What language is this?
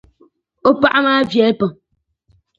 Dagbani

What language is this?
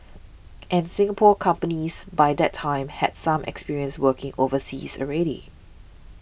English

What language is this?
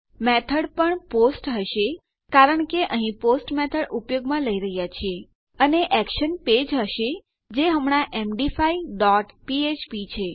Gujarati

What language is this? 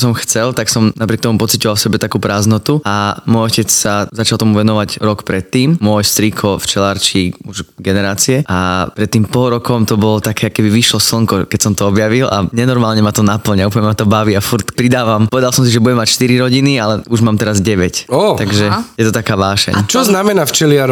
Slovak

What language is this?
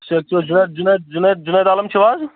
Kashmiri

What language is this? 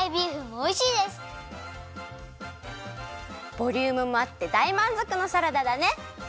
Japanese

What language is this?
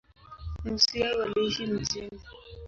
Swahili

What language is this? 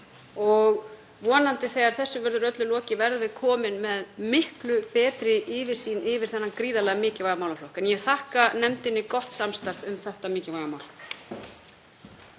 Icelandic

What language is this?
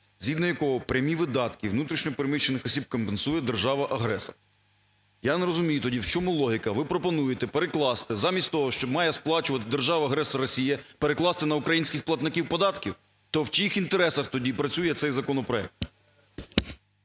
Ukrainian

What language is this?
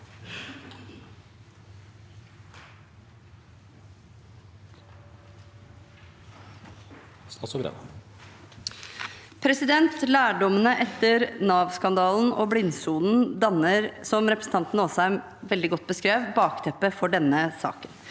Norwegian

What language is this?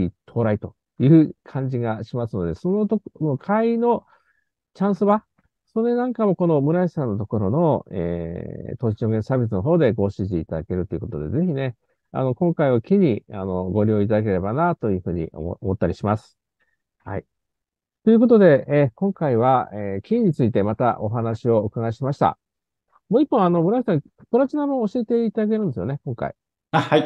Japanese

